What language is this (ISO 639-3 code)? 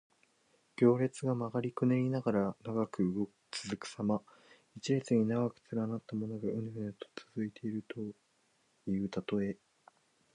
jpn